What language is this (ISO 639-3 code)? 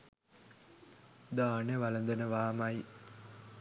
sin